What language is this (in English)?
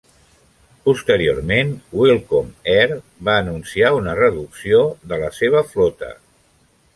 Catalan